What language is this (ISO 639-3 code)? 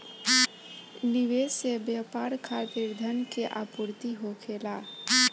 bho